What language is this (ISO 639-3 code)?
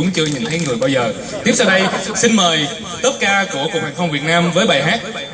vie